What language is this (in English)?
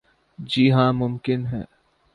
Urdu